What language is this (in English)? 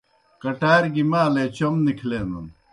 Kohistani Shina